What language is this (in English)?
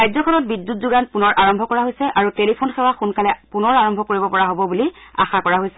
Assamese